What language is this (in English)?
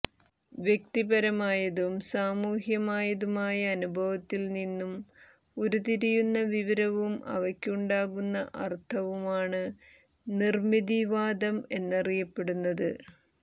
Malayalam